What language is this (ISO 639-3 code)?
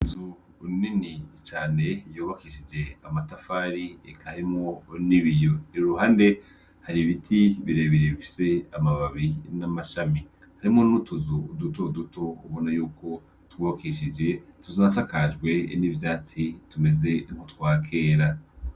run